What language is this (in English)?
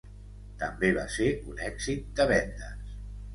Catalan